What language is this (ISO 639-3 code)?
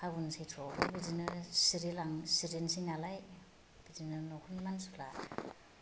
brx